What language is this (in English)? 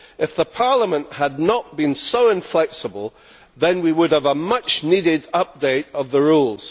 English